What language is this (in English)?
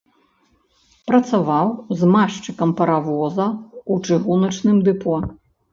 Belarusian